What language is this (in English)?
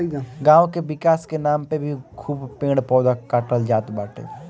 Bhojpuri